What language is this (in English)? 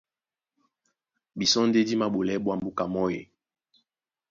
Duala